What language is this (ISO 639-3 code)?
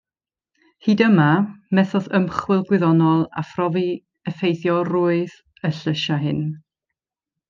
cym